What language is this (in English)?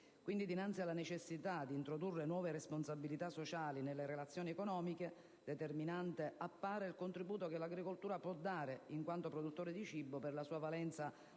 Italian